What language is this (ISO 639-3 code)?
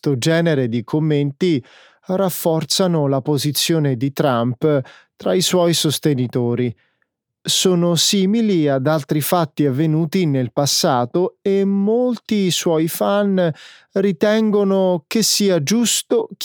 ita